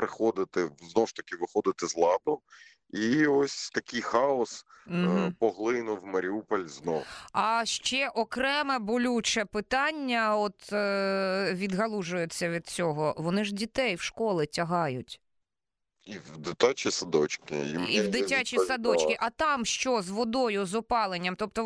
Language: Ukrainian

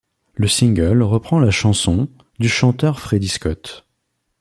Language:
French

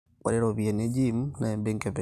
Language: Masai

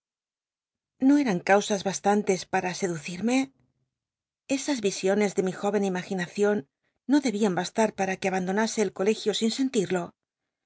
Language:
Spanish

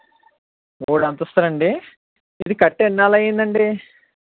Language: Telugu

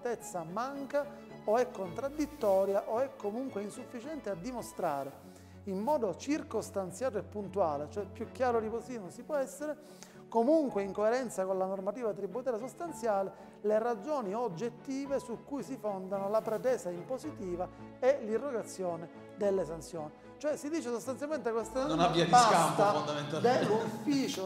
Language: Italian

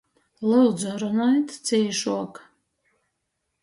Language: Latgalian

